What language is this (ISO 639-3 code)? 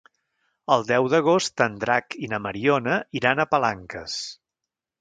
cat